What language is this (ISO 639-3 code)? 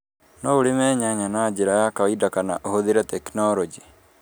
kik